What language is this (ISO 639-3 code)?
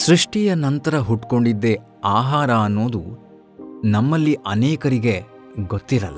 kan